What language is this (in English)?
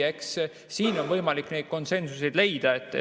Estonian